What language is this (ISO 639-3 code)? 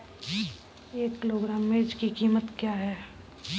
hin